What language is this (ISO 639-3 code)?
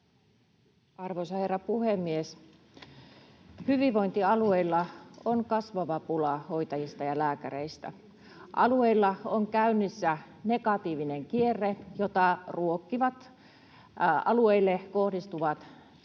fin